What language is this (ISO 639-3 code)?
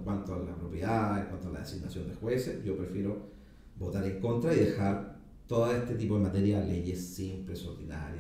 spa